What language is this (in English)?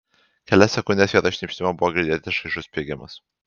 Lithuanian